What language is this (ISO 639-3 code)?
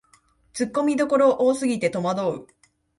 jpn